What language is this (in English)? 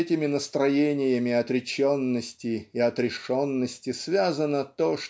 Russian